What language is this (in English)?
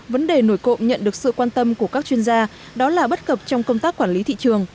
Vietnamese